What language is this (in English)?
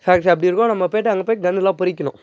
Tamil